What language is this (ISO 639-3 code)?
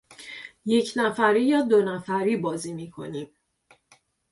fas